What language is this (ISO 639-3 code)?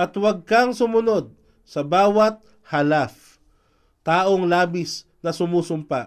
fil